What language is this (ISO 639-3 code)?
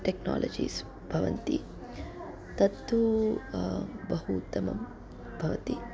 san